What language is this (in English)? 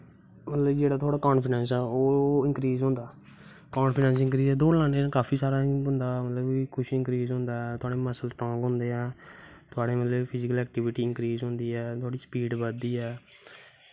Dogri